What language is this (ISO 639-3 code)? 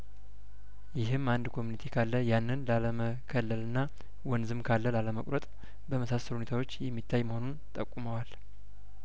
amh